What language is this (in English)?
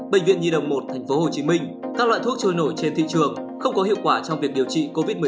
Vietnamese